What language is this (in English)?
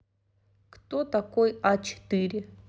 Russian